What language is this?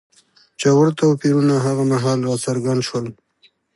Pashto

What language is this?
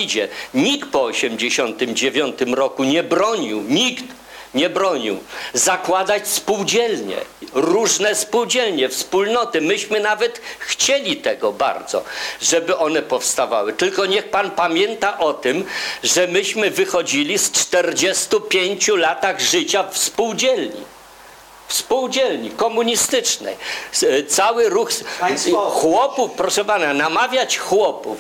Polish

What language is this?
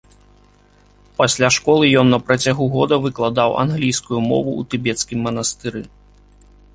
Belarusian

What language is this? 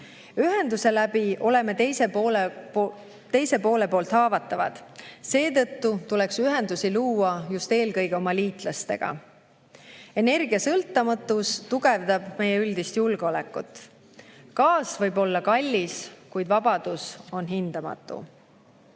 Estonian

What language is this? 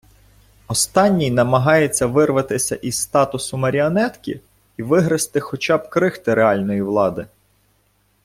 Ukrainian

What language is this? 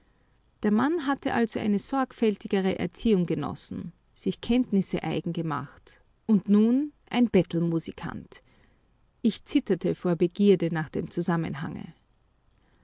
German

